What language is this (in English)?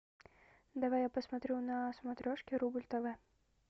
Russian